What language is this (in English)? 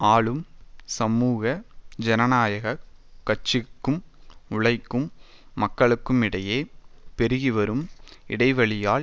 Tamil